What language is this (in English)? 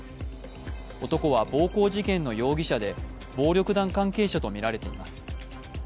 Japanese